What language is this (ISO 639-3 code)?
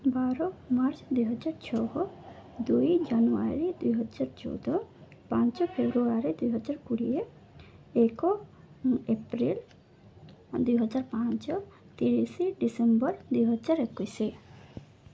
ori